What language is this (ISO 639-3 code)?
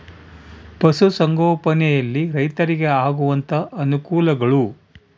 kan